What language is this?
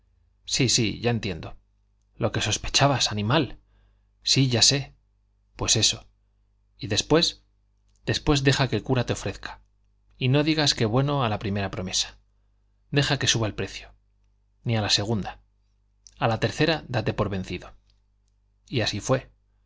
Spanish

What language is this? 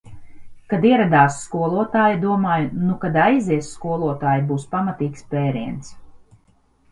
Latvian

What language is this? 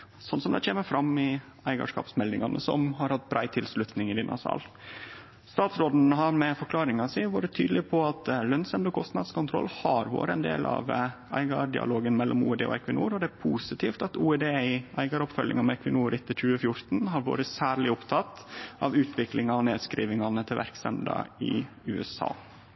Norwegian Nynorsk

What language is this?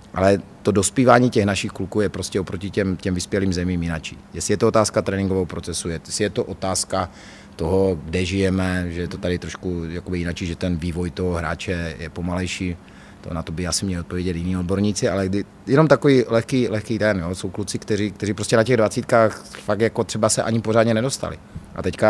Czech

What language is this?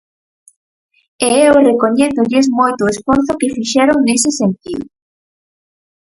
Galician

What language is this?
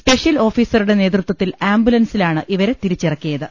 Malayalam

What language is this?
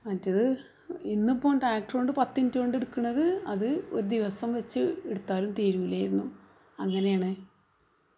Malayalam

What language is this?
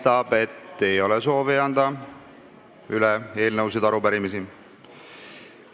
Estonian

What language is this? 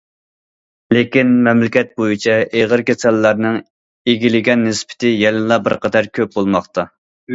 Uyghur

